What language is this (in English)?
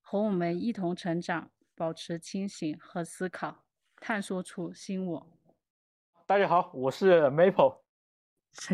Chinese